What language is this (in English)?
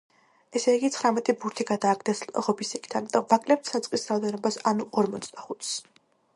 Georgian